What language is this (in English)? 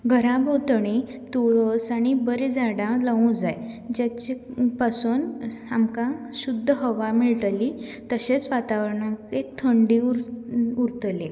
Konkani